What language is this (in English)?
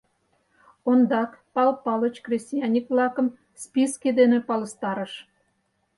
Mari